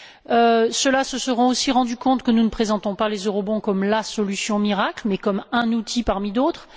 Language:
French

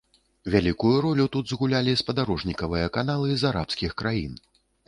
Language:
Belarusian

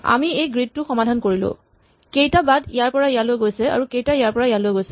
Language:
Assamese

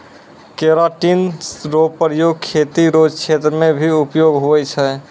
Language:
Maithili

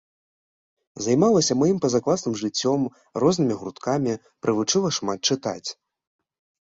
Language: Belarusian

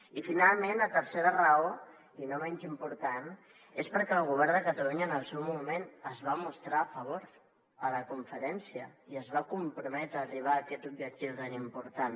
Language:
Catalan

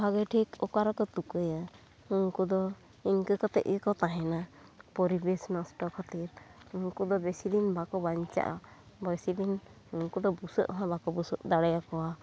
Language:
Santali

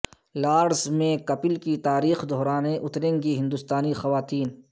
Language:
Urdu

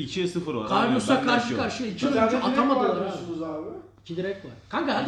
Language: Turkish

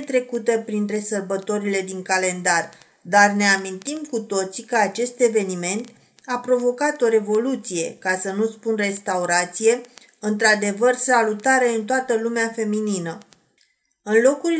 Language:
Romanian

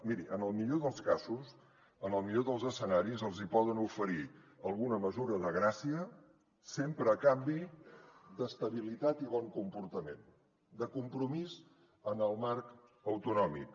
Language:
Catalan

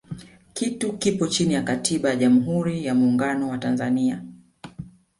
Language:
Swahili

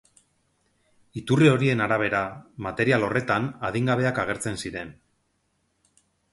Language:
Basque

